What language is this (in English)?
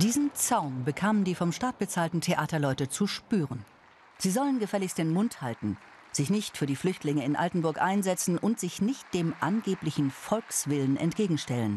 German